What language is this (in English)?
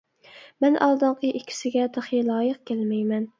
Uyghur